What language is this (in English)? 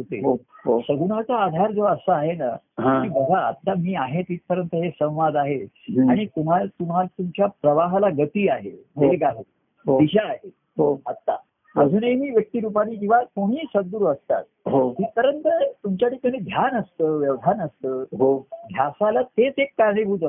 Marathi